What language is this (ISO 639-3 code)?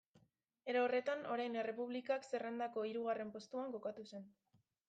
eus